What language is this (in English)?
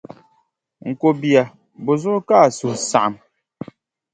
Dagbani